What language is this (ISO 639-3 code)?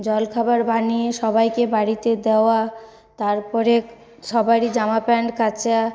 ben